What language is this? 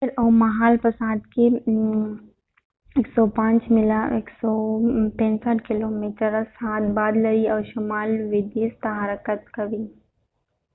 Pashto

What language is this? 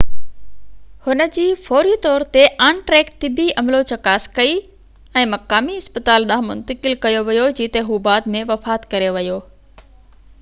Sindhi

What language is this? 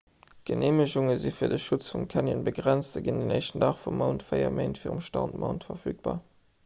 Luxembourgish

